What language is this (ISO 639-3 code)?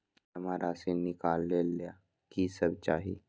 mag